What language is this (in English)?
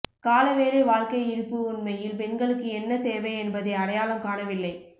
Tamil